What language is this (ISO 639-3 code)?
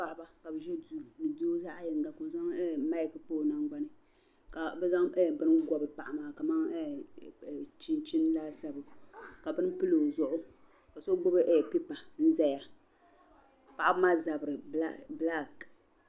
dag